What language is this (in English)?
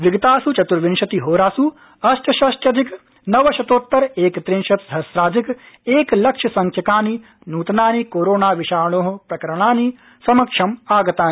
Sanskrit